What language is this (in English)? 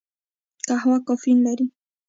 Pashto